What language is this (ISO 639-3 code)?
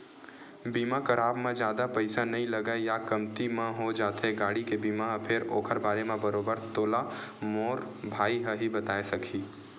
hne